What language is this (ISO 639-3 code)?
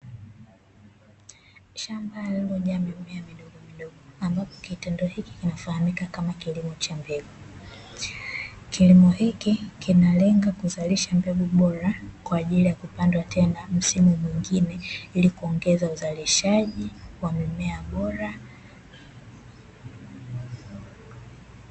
swa